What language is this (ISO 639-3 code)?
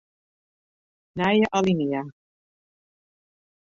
fry